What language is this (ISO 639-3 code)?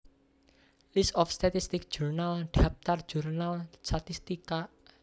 jav